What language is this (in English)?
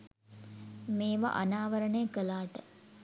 Sinhala